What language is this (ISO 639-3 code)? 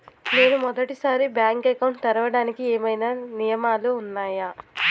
tel